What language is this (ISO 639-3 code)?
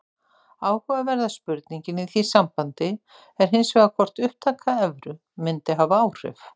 isl